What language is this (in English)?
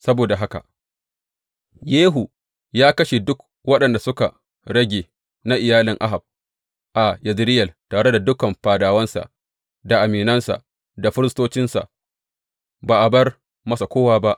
Hausa